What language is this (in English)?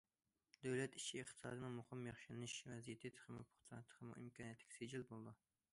Uyghur